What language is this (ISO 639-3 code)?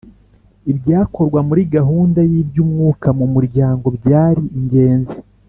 kin